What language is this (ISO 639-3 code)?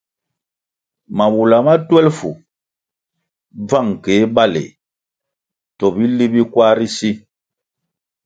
nmg